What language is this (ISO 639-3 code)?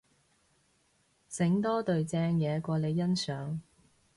yue